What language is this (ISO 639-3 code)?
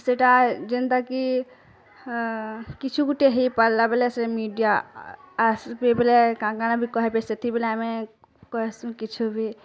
ori